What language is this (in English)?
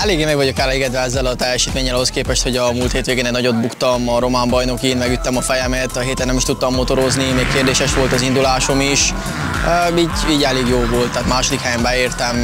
Hungarian